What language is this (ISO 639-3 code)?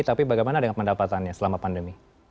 ind